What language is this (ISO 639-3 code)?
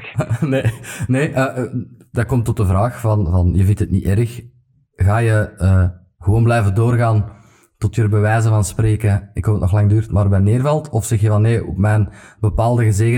nld